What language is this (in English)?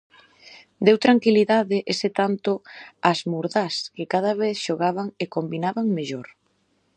Galician